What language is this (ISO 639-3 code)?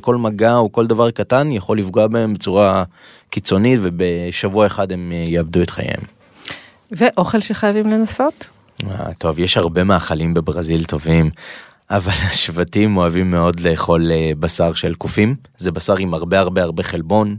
heb